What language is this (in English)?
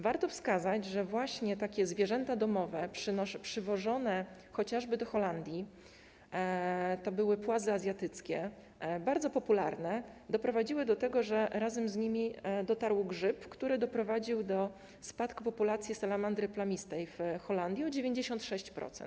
Polish